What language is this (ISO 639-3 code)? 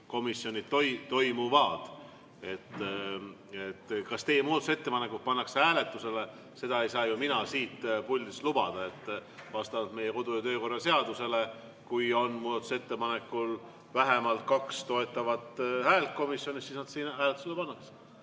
est